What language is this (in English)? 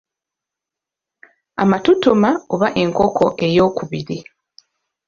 Ganda